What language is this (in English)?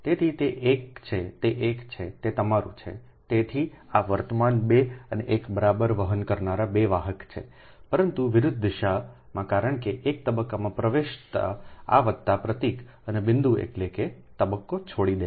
Gujarati